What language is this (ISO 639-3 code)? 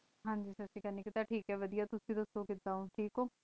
pan